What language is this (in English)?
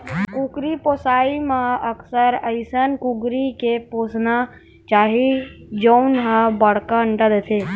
Chhattisgarhi